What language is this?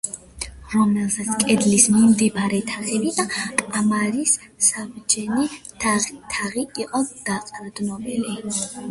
Georgian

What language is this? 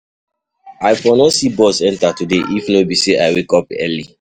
Nigerian Pidgin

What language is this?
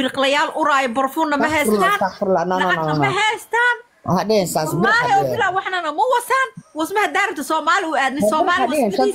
Arabic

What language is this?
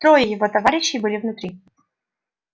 Russian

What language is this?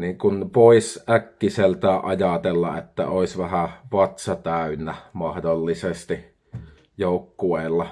Finnish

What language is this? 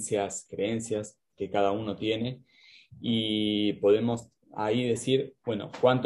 Spanish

